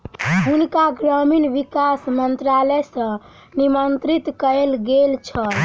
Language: Maithili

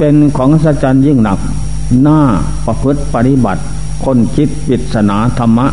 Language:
Thai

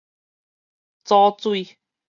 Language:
Min Nan Chinese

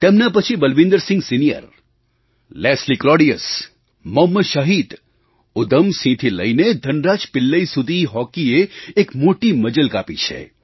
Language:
Gujarati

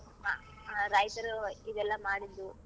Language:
Kannada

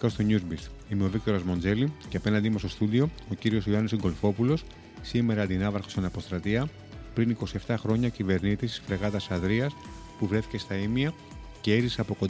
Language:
Greek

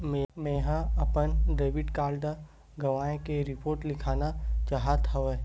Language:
Chhattisgarhi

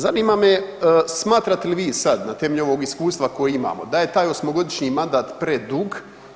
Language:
Croatian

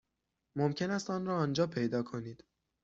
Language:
Persian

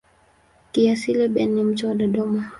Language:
Swahili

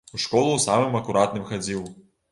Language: Belarusian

